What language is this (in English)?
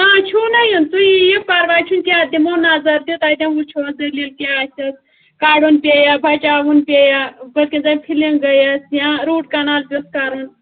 Kashmiri